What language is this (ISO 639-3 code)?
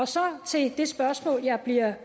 dan